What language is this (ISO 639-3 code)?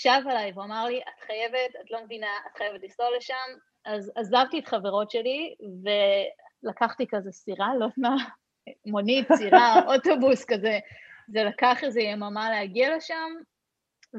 heb